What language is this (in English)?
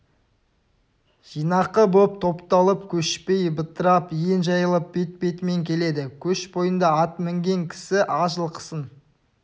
Kazakh